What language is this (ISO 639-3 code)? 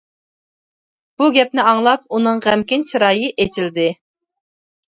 uig